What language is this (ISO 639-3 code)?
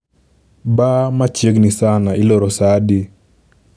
luo